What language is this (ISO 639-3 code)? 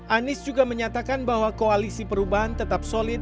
ind